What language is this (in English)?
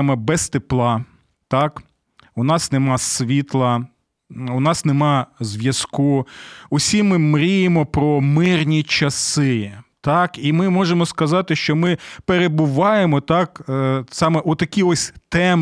Ukrainian